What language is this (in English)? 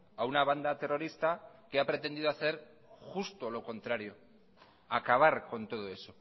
Spanish